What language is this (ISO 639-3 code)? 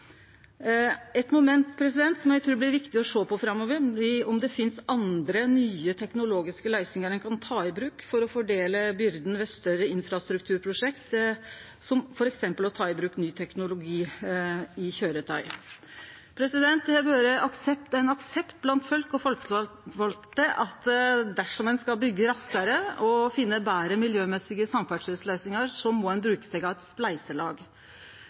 nno